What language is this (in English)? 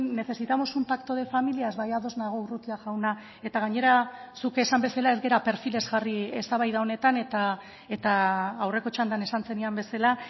Basque